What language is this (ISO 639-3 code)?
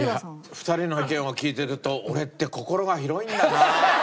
jpn